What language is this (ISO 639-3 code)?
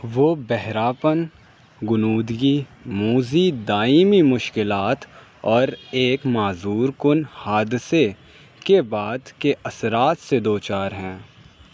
urd